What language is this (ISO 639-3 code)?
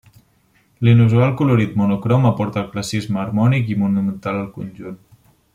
cat